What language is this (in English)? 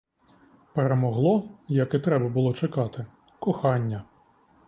Ukrainian